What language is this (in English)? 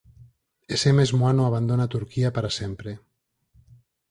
Galician